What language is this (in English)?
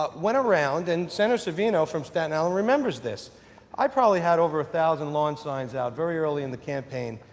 English